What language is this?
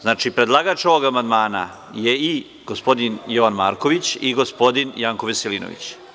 Serbian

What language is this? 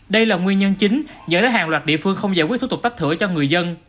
Vietnamese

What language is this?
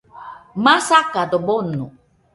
Nüpode Huitoto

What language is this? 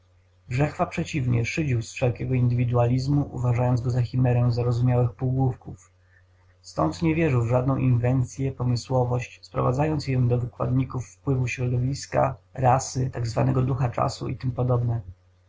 Polish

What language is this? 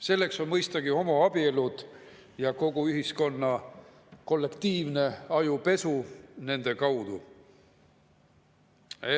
Estonian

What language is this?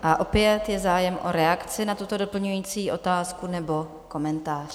Czech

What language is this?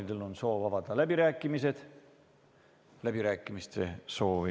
Estonian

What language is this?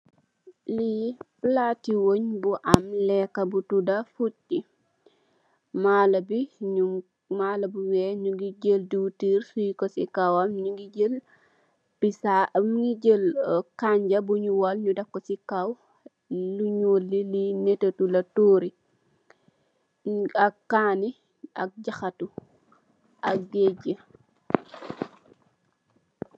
Wolof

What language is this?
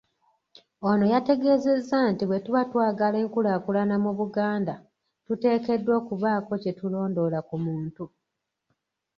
Ganda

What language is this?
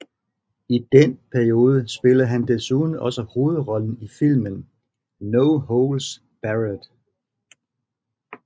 Danish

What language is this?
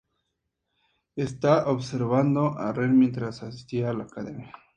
Spanish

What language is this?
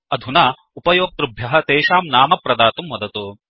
Sanskrit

